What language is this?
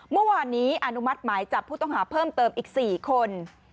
Thai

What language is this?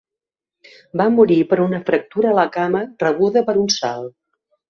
Catalan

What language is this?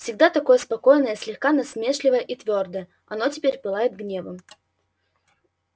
Russian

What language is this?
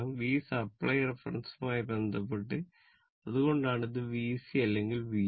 Malayalam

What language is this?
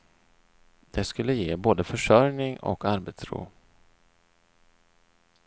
Swedish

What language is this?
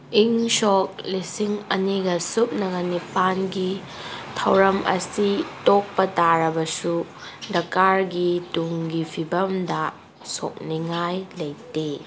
Manipuri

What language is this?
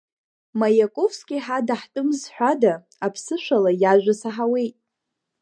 Abkhazian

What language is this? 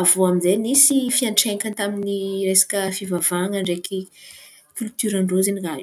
Antankarana Malagasy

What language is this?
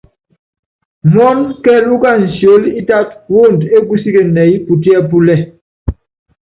Yangben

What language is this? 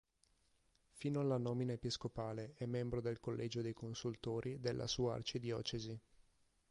Italian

